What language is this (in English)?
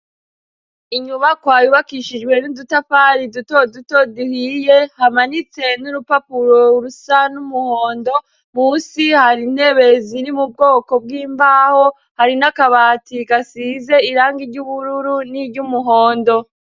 Rundi